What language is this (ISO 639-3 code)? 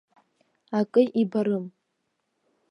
abk